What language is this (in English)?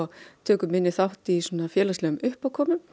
Icelandic